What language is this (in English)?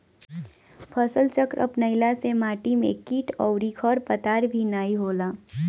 Bhojpuri